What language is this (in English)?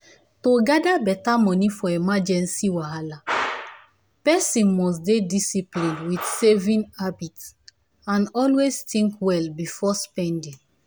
Nigerian Pidgin